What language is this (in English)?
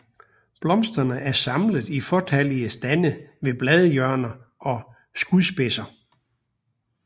Danish